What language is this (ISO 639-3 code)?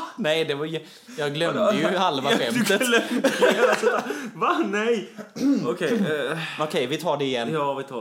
swe